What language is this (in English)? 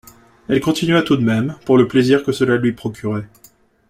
French